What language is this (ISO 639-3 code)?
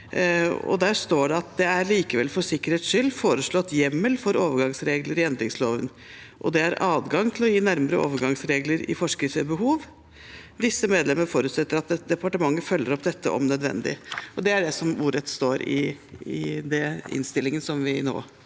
nor